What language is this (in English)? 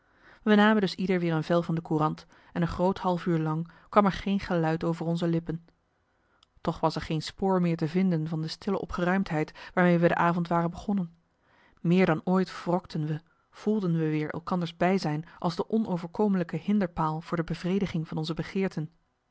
Dutch